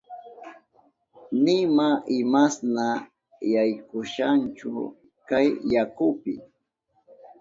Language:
Southern Pastaza Quechua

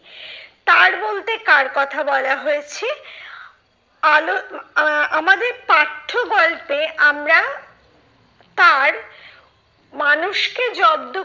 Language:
Bangla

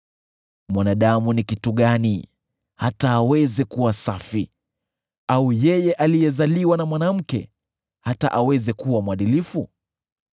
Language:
Swahili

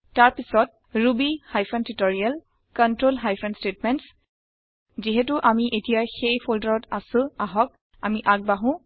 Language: Assamese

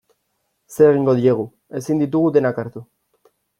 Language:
Basque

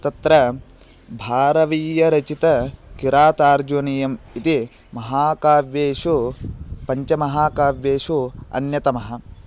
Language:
Sanskrit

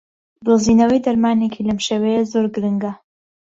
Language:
Central Kurdish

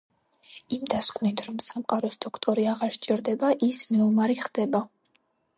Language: Georgian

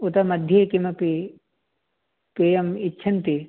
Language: Sanskrit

